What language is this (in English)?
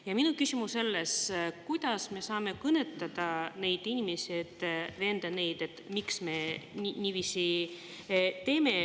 Estonian